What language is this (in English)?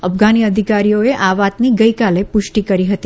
Gujarati